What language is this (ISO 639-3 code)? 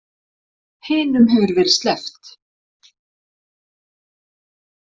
isl